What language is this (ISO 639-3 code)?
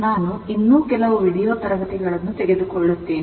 kan